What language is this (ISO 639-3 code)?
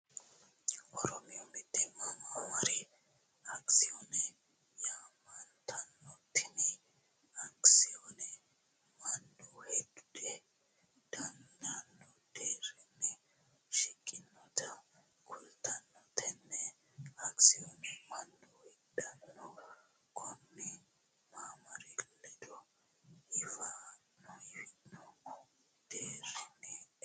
sid